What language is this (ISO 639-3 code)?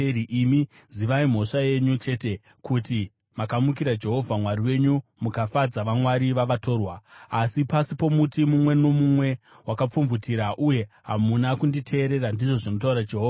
sna